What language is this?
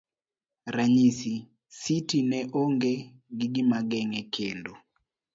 Luo (Kenya and Tanzania)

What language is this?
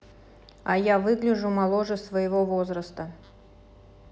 Russian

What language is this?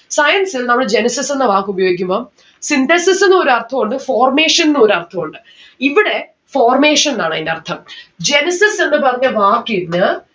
Malayalam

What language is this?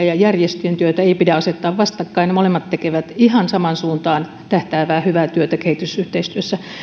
Finnish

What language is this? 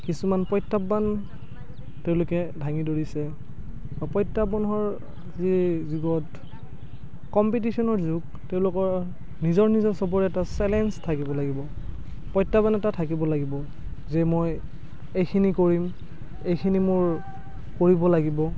Assamese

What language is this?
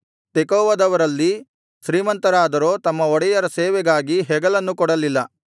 Kannada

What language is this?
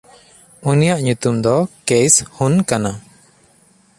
Santali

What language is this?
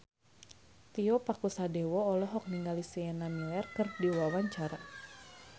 Sundanese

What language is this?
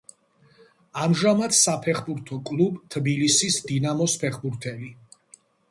Georgian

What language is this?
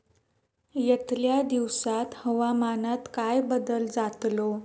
Marathi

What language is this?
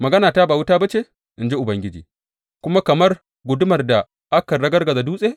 Hausa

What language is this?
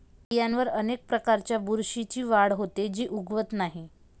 Marathi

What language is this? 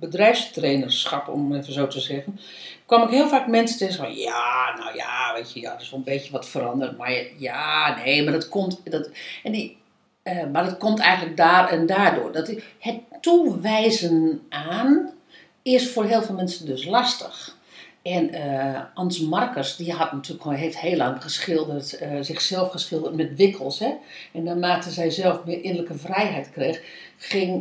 Dutch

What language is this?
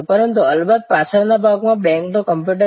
Gujarati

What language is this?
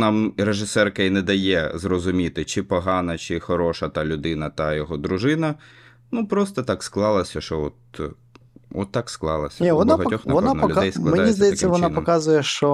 Ukrainian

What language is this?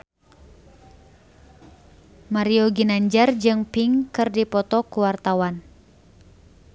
Sundanese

